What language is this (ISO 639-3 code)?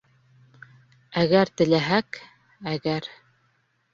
bak